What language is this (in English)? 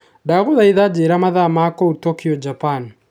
Kikuyu